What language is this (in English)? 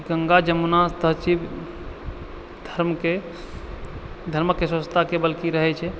Maithili